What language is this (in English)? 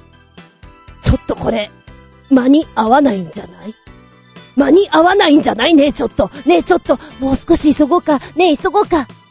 Japanese